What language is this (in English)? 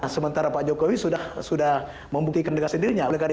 Indonesian